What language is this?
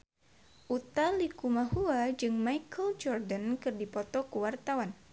Sundanese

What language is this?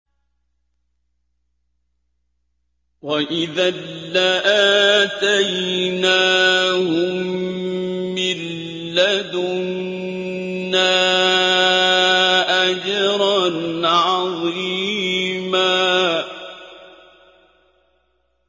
Arabic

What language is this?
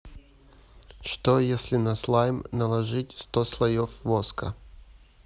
Russian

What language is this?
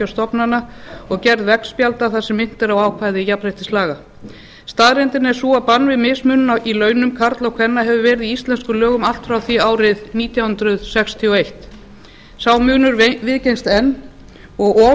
Icelandic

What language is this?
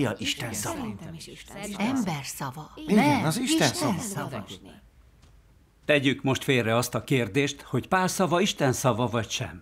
Hungarian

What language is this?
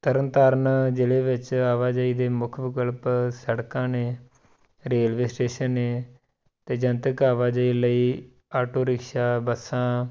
Punjabi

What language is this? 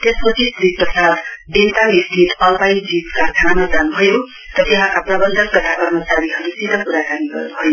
Nepali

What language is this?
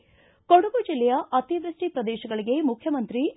Kannada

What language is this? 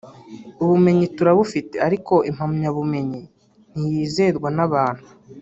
Kinyarwanda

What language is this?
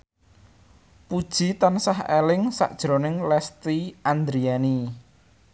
Javanese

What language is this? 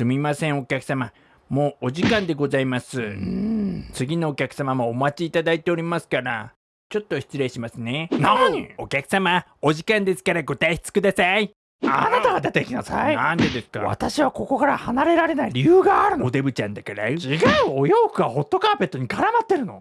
Japanese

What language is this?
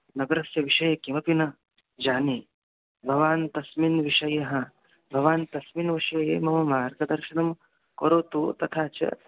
Sanskrit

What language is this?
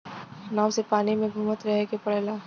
Bhojpuri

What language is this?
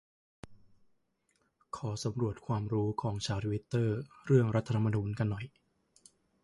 Thai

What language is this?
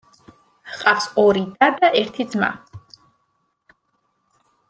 Georgian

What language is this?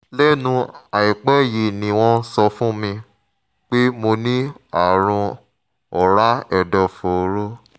Yoruba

